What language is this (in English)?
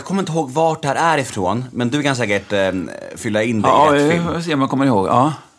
Swedish